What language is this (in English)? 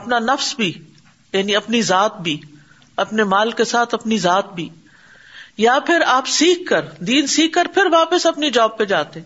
Urdu